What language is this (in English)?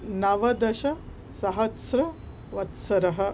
Sanskrit